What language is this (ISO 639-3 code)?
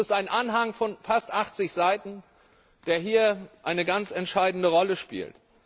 deu